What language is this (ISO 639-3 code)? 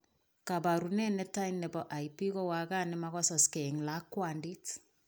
kln